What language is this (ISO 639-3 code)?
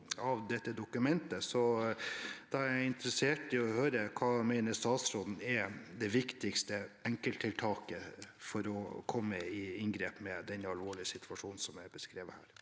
nor